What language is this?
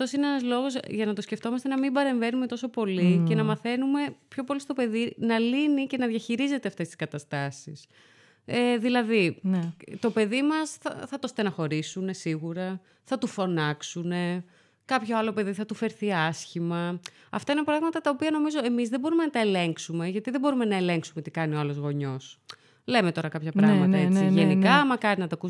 Greek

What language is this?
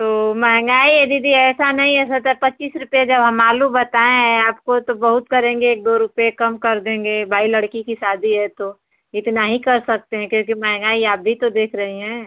Hindi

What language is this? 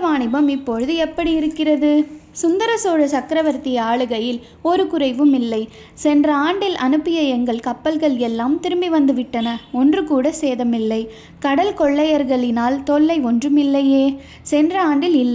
Tamil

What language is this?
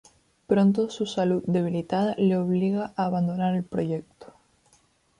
Spanish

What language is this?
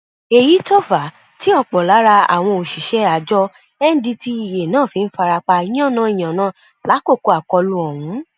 Yoruba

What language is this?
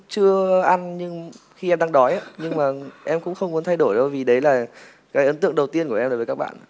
Vietnamese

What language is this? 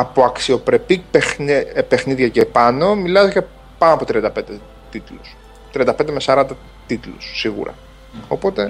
Greek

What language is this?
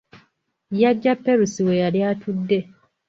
Ganda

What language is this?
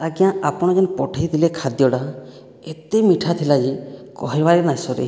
Odia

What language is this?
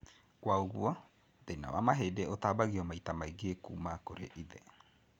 Kikuyu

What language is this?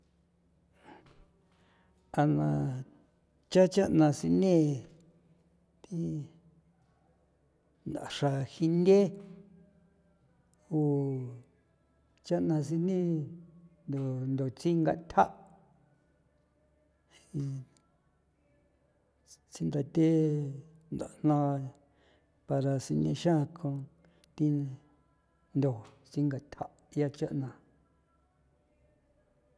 San Felipe Otlaltepec Popoloca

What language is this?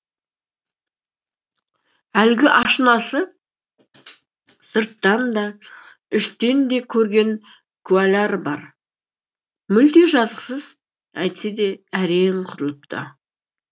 Kazakh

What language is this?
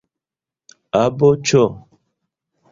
Esperanto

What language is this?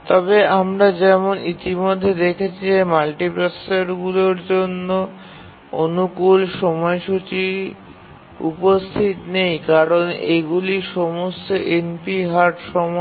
Bangla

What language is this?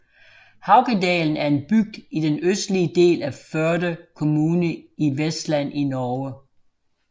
Danish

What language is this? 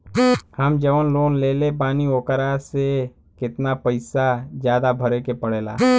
Bhojpuri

